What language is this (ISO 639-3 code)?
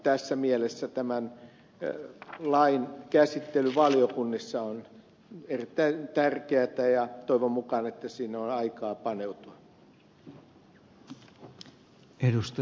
fin